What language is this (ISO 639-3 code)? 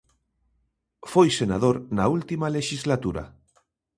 glg